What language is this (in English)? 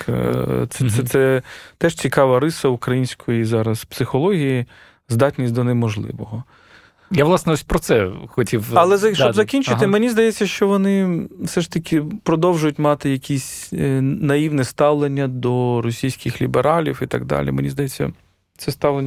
Ukrainian